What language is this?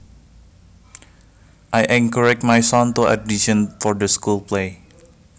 Javanese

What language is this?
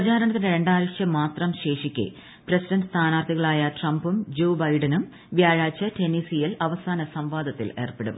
Malayalam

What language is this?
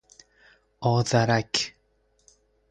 Persian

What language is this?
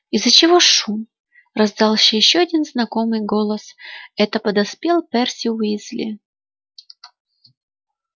Russian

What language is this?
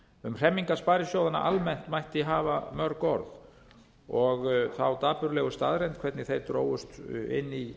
Icelandic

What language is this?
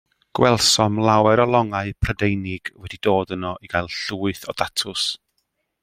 Welsh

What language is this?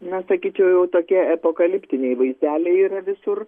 Lithuanian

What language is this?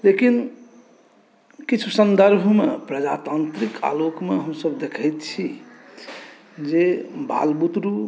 Maithili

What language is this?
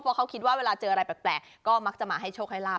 Thai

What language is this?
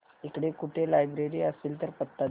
Marathi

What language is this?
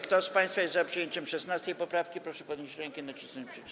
Polish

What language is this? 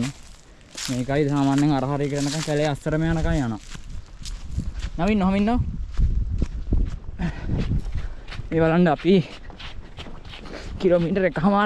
Indonesian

